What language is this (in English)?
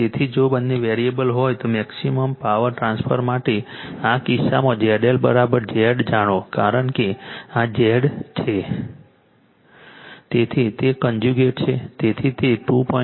Gujarati